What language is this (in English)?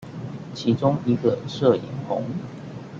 Chinese